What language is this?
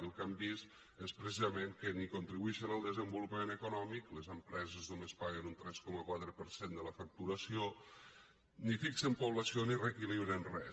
Catalan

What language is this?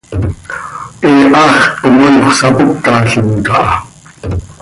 Seri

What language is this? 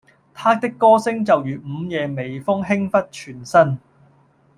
Cantonese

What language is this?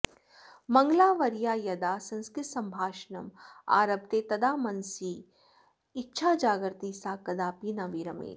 Sanskrit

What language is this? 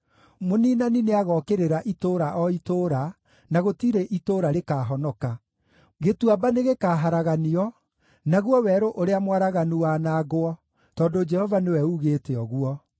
Kikuyu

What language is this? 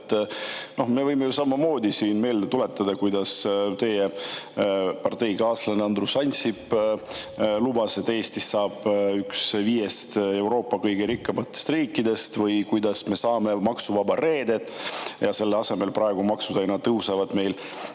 Estonian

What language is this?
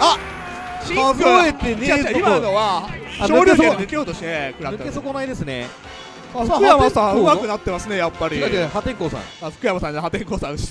Japanese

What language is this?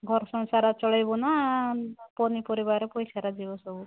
Odia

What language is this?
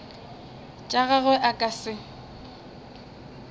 Northern Sotho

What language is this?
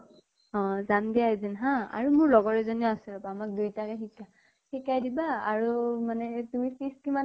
Assamese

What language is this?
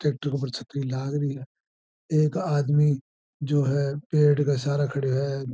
Marwari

